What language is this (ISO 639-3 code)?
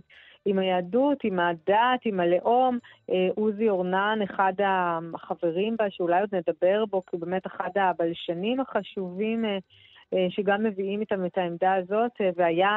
heb